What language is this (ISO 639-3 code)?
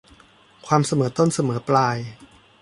tha